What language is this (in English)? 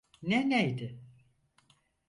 Turkish